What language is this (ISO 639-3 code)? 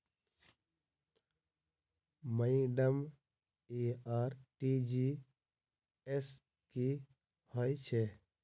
mai